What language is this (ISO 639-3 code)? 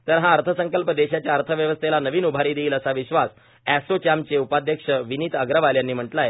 mar